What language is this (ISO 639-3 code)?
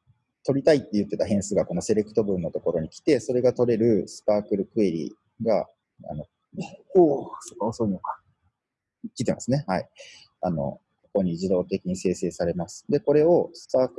jpn